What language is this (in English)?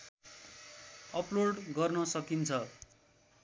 Nepali